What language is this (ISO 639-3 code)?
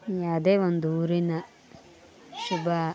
kan